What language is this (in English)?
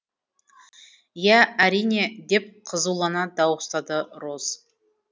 Kazakh